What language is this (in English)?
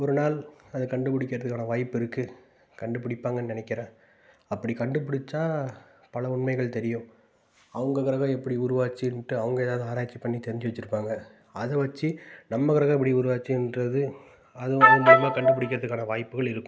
Tamil